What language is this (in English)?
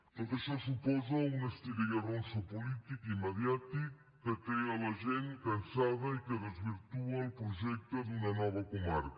Catalan